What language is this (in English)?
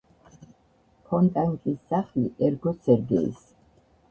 Georgian